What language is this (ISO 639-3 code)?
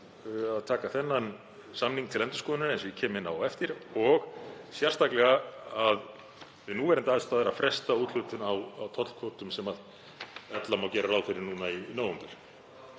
isl